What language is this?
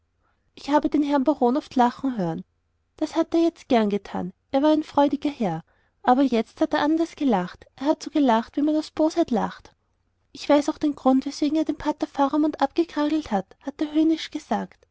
German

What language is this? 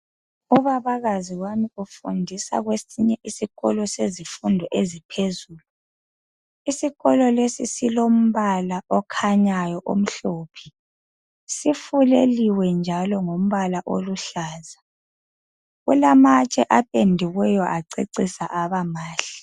North Ndebele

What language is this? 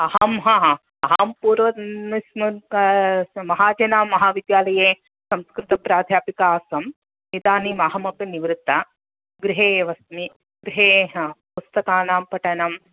Sanskrit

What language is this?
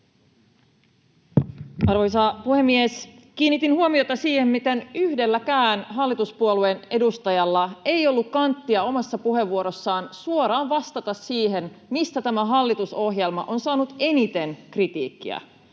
Finnish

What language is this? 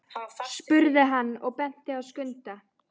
Icelandic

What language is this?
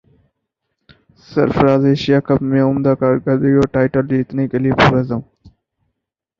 Urdu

